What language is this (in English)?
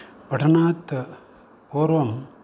Sanskrit